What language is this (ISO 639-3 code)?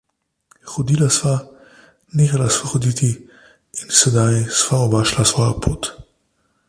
slv